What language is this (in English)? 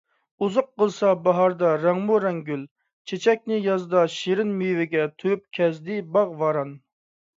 Uyghur